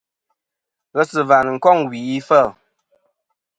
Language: Kom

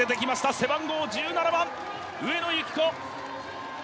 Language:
Japanese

